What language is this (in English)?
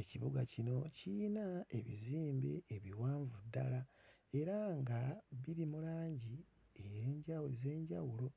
Ganda